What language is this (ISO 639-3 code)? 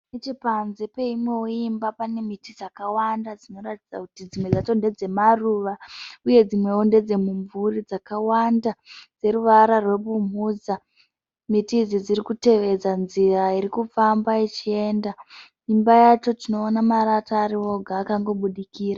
sna